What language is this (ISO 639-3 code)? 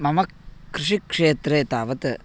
san